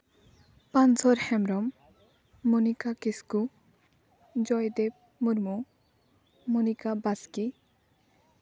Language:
Santali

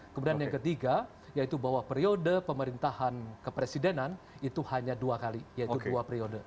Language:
Indonesian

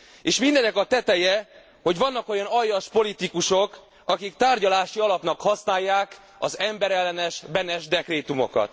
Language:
Hungarian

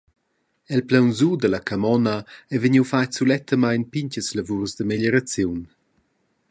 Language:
Romansh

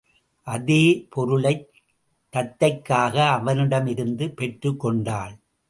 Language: Tamil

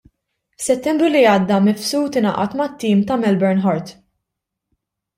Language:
Maltese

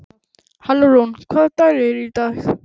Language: Icelandic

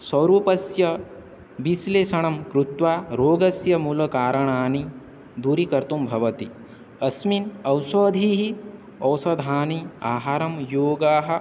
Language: Sanskrit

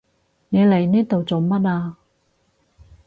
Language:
Cantonese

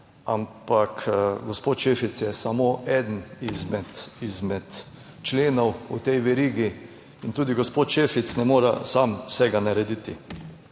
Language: Slovenian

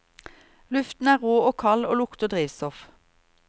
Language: Norwegian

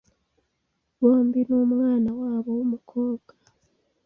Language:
Kinyarwanda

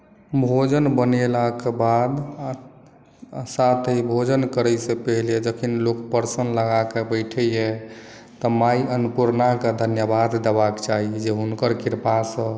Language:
Maithili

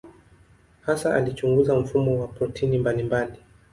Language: Swahili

